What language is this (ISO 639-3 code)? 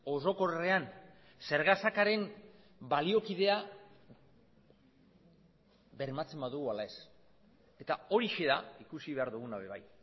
eus